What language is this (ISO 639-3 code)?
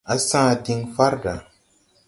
tui